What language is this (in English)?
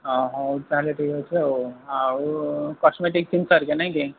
Odia